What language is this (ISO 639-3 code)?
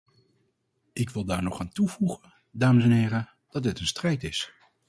nld